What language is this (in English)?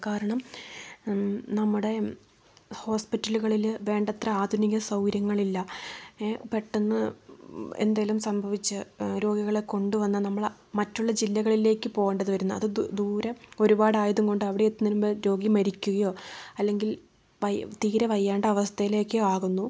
Malayalam